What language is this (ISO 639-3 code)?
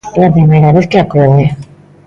glg